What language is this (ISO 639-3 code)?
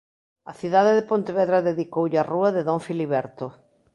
glg